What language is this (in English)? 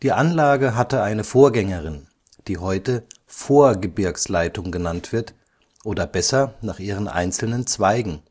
German